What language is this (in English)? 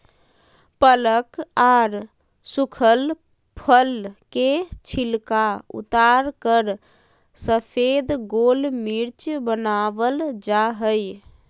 Magahi